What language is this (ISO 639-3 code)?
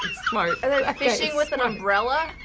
eng